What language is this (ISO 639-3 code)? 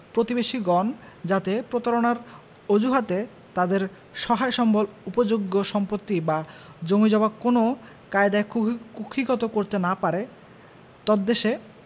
ben